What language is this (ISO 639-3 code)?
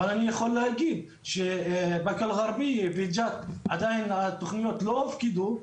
heb